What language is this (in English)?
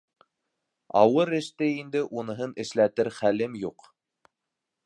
Bashkir